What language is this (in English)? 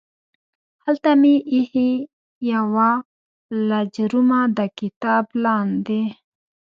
Pashto